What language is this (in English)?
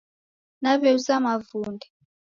Taita